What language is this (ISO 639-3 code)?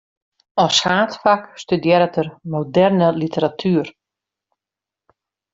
fry